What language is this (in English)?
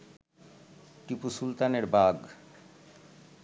Bangla